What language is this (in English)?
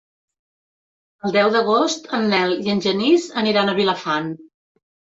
Catalan